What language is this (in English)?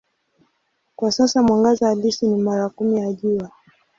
Swahili